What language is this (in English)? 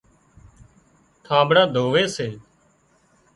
Wadiyara Koli